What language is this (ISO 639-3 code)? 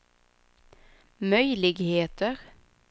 swe